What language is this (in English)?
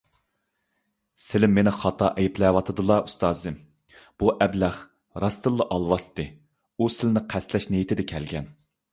Uyghur